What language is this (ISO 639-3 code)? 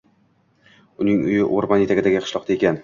uzb